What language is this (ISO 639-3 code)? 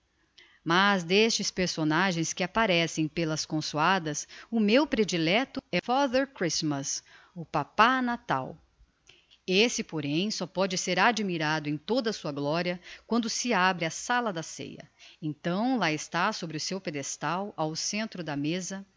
por